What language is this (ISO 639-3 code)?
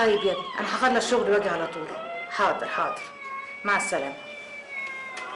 ara